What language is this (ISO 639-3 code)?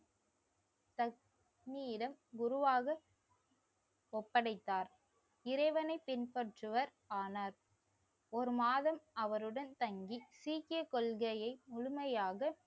tam